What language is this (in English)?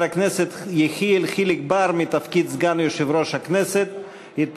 Hebrew